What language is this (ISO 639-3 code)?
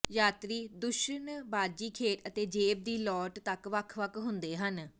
pan